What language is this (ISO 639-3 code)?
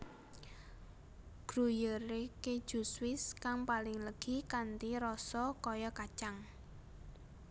jav